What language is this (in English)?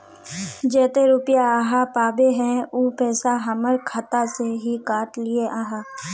Magahi